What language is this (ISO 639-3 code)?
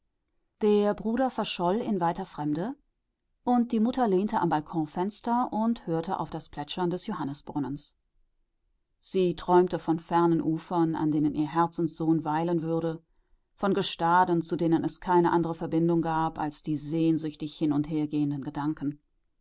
deu